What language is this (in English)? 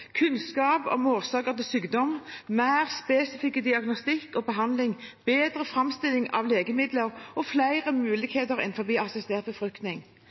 Norwegian Bokmål